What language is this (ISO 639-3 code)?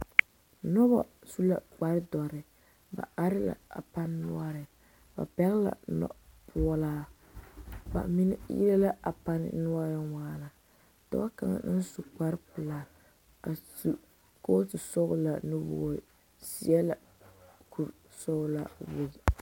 dga